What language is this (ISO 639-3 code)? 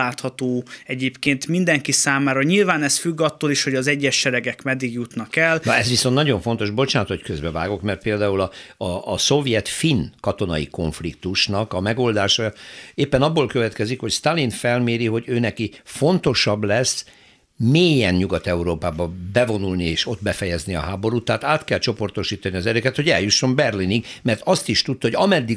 hun